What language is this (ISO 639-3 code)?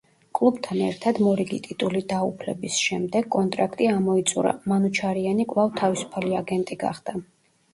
kat